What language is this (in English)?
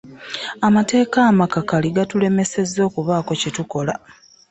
Ganda